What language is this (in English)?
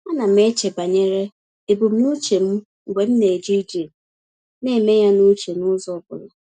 Igbo